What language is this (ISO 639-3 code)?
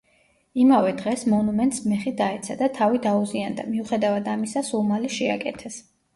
kat